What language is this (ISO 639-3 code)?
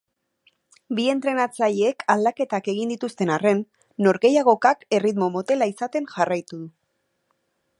eus